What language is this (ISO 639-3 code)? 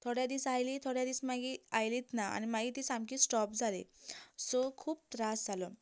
kok